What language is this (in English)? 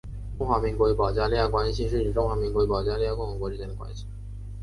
Chinese